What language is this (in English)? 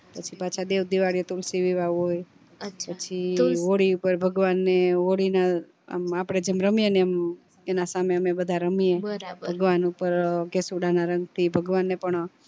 Gujarati